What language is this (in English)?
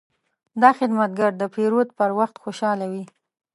Pashto